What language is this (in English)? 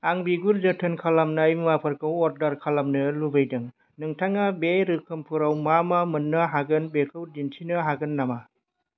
Bodo